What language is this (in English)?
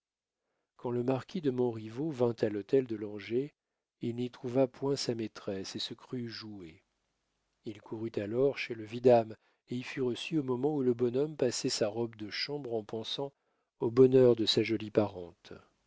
French